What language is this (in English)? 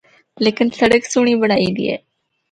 Northern Hindko